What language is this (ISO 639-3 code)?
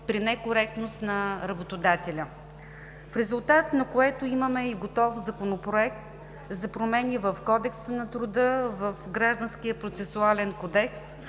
bul